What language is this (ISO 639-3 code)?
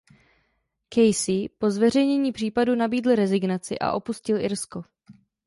ces